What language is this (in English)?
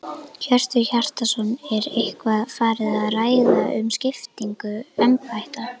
Icelandic